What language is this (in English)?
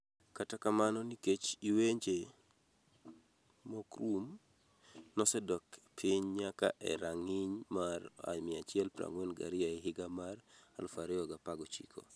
Luo (Kenya and Tanzania)